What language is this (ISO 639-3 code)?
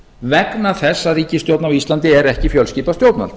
isl